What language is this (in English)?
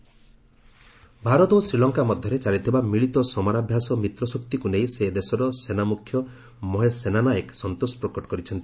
Odia